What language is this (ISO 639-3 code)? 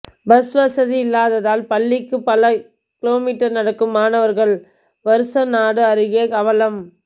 tam